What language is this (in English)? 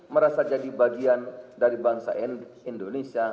Indonesian